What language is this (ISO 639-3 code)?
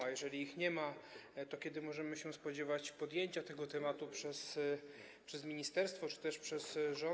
pol